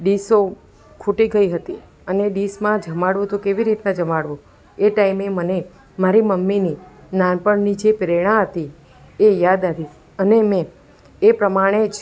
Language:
Gujarati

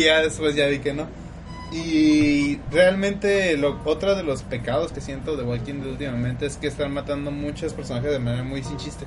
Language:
Spanish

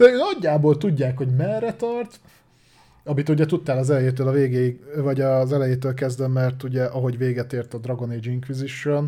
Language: Hungarian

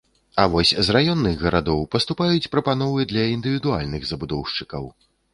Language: Belarusian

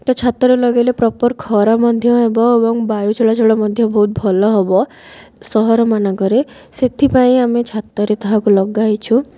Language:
Odia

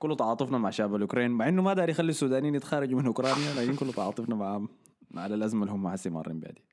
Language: Arabic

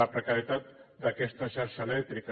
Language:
Catalan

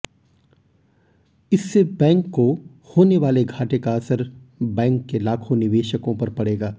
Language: Hindi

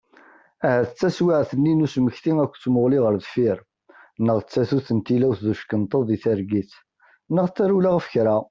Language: Kabyle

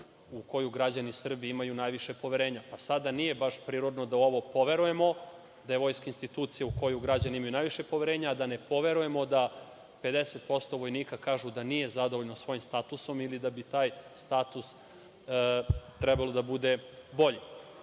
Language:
Serbian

